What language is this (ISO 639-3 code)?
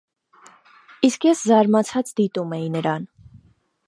hye